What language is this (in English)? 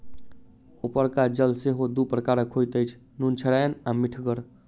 Maithili